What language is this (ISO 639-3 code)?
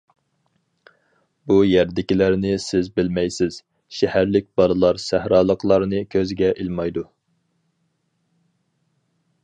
uig